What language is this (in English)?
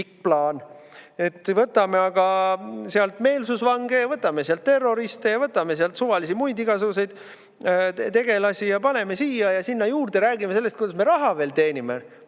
Estonian